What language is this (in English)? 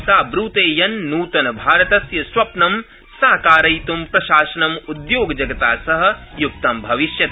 Sanskrit